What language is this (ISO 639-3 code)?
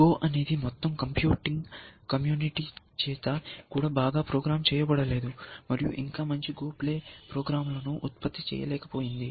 tel